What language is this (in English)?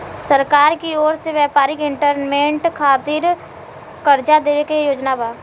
Bhojpuri